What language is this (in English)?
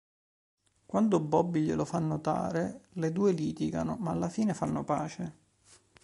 Italian